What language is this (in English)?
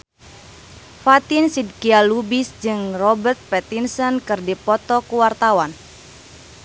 Sundanese